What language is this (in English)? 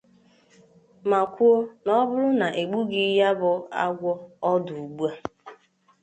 Igbo